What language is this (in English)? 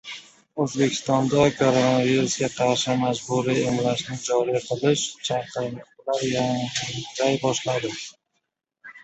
Uzbek